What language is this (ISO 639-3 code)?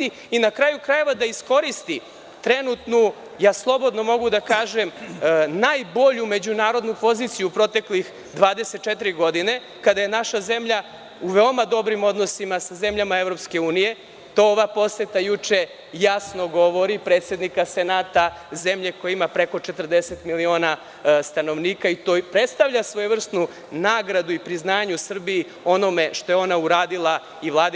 srp